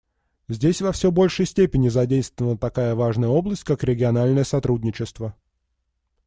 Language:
Russian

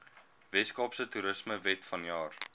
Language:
Afrikaans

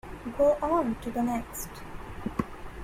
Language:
English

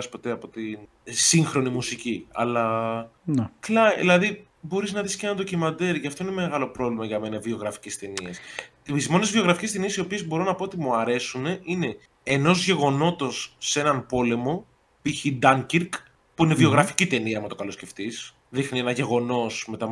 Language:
Greek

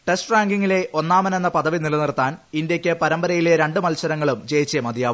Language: Malayalam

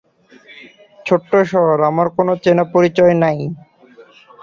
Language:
Bangla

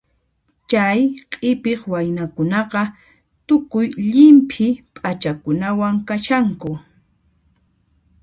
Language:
Puno Quechua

